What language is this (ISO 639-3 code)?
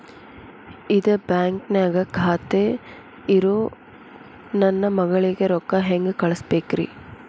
kan